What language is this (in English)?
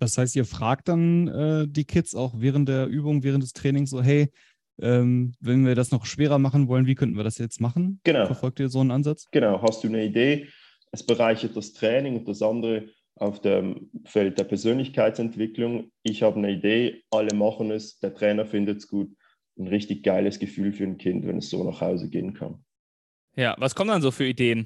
German